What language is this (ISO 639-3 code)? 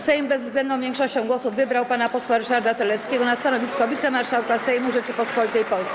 pol